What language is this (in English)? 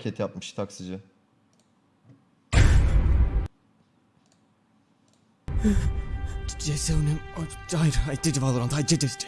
Turkish